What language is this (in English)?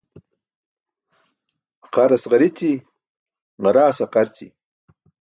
Burushaski